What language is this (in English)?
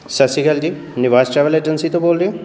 Punjabi